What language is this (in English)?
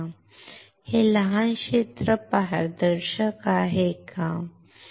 Marathi